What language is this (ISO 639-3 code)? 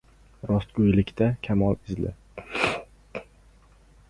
uzb